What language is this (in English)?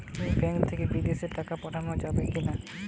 Bangla